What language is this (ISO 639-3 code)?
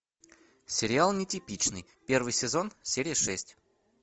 rus